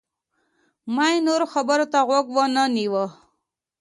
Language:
Pashto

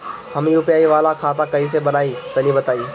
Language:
Bhojpuri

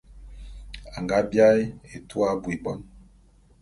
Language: Bulu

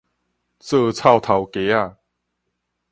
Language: Min Nan Chinese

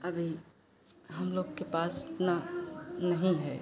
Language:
Hindi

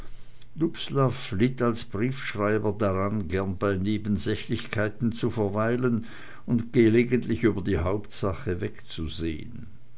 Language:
German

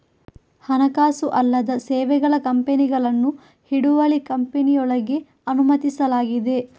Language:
Kannada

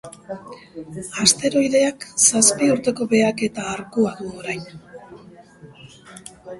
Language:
Basque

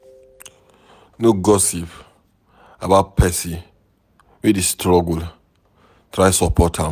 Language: Nigerian Pidgin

